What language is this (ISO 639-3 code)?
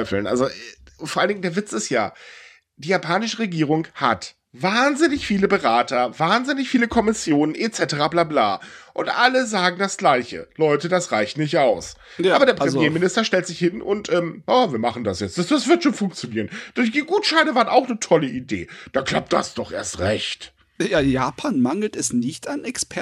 deu